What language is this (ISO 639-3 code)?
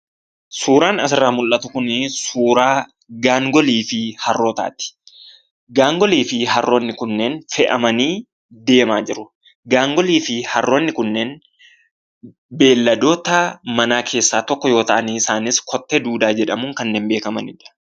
orm